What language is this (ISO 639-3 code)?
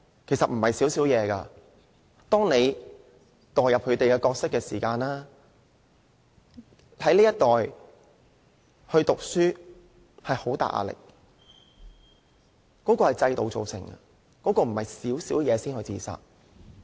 yue